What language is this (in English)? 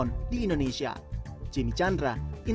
Indonesian